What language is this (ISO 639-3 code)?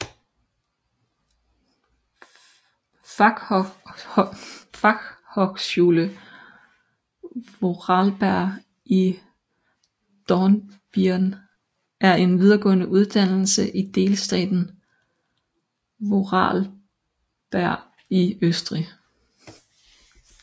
dan